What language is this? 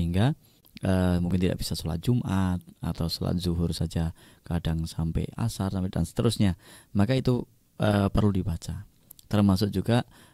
Indonesian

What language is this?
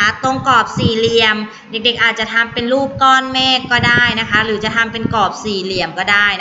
Thai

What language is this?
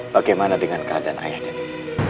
Indonesian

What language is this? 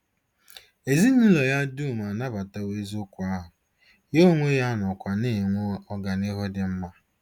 Igbo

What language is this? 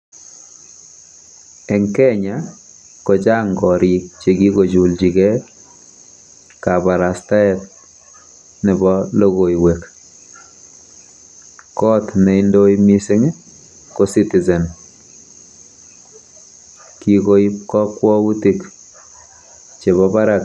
Kalenjin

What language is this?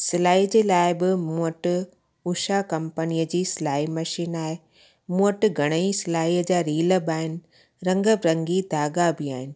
Sindhi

